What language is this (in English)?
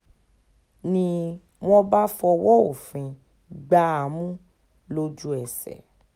Yoruba